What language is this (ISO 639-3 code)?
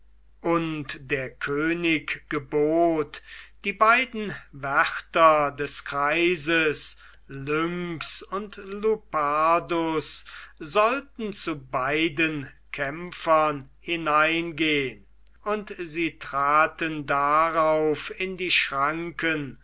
deu